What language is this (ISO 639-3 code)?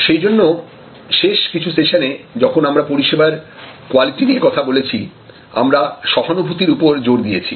ben